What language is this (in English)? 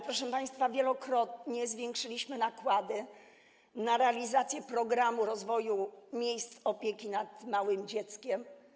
Polish